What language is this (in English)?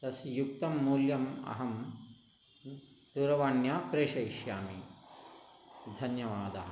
Sanskrit